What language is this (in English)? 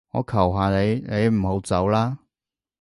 Cantonese